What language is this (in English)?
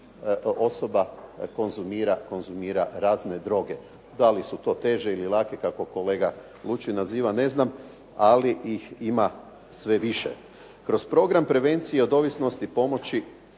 Croatian